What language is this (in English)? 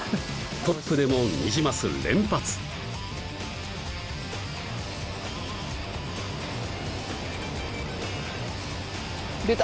Japanese